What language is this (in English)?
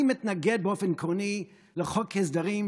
Hebrew